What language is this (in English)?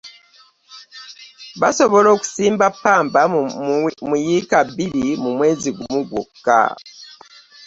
Ganda